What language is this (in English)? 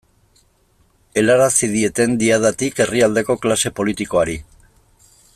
Basque